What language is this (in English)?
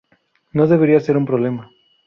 Spanish